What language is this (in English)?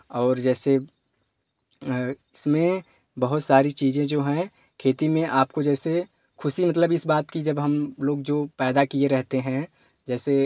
Hindi